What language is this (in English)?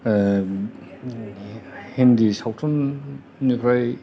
Bodo